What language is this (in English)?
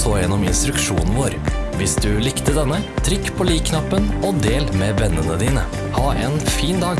Norwegian